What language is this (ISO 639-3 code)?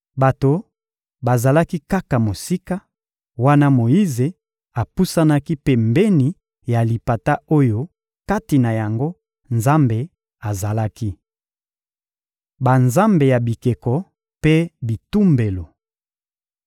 lin